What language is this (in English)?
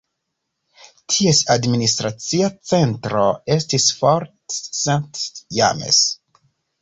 Esperanto